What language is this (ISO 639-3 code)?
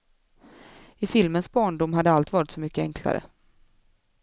swe